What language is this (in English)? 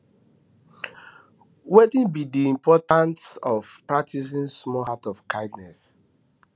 Nigerian Pidgin